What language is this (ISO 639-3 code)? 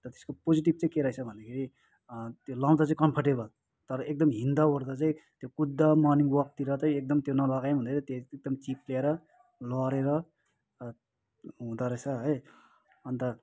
nep